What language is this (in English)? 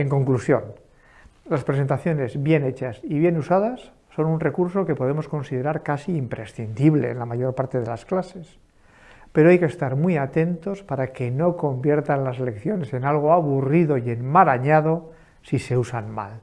Spanish